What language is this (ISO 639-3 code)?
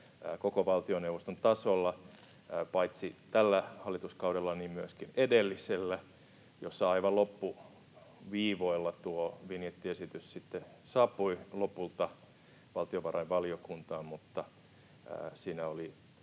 fin